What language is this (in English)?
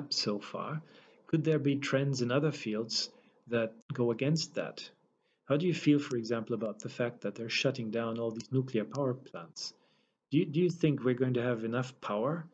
English